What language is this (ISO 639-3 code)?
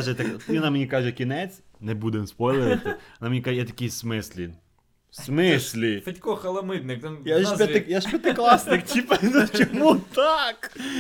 ukr